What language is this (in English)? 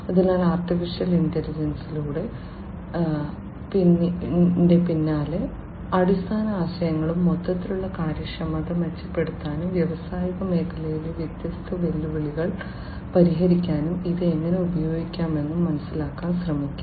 Malayalam